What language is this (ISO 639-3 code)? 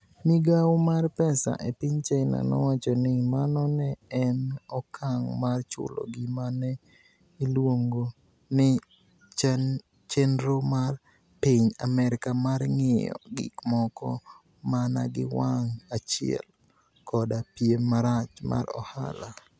luo